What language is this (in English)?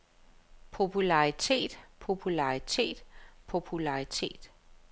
Danish